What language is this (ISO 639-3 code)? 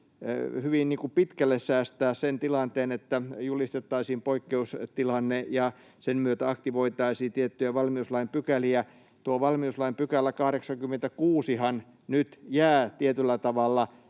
fin